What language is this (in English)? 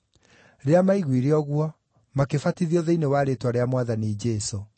Kikuyu